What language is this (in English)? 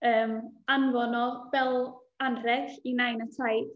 Welsh